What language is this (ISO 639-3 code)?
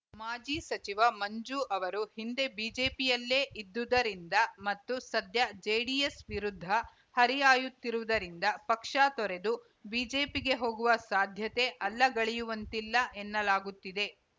kan